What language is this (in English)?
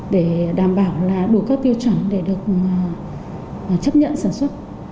Vietnamese